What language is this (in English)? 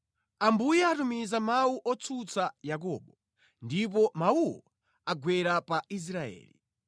Nyanja